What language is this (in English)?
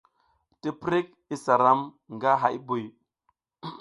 South Giziga